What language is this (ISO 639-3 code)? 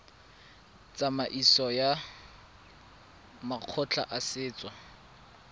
tsn